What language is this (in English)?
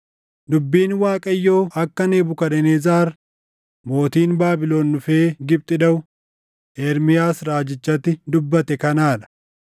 Oromo